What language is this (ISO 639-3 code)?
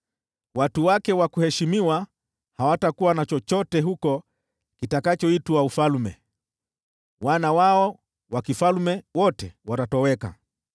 swa